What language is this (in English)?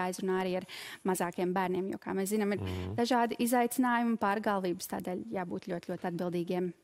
Latvian